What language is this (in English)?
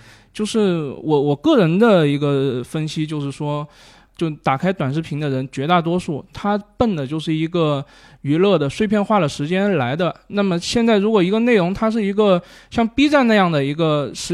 Chinese